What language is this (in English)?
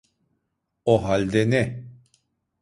Turkish